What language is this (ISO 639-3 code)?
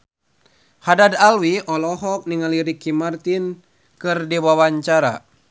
sun